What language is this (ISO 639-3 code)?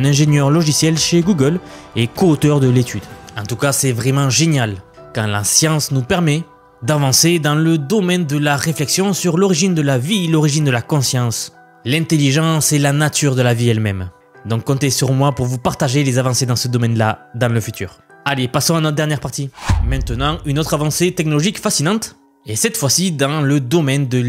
fra